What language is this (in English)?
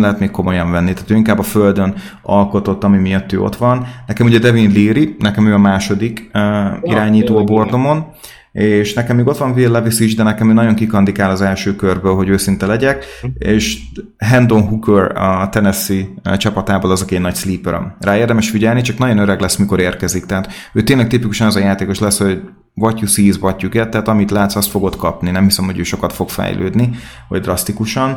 Hungarian